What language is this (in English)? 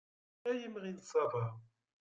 Kabyle